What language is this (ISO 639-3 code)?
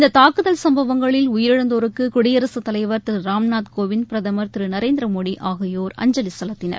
tam